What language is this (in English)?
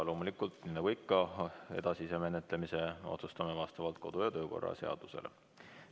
Estonian